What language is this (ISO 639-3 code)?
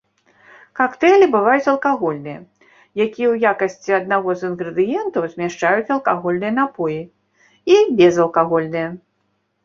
bel